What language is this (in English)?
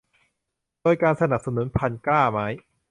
Thai